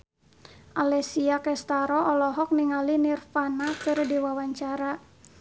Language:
Sundanese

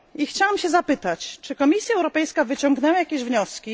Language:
Polish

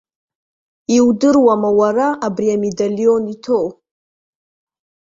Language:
Abkhazian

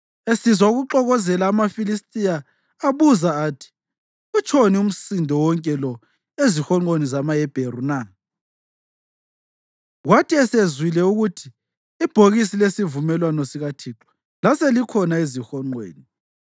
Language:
North Ndebele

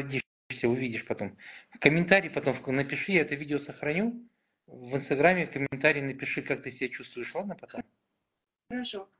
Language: Russian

